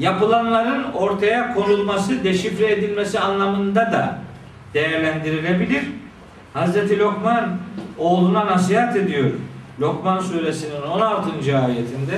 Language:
Turkish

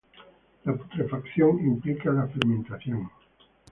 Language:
Spanish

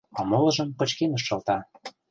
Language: Mari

